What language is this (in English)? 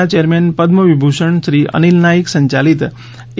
Gujarati